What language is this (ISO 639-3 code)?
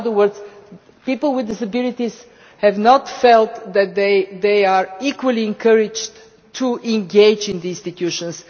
eng